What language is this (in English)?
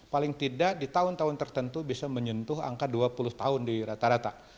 Indonesian